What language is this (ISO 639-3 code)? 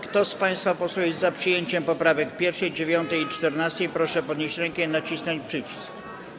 pol